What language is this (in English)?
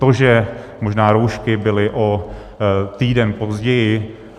Czech